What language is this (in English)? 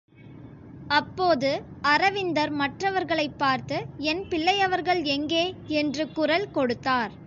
Tamil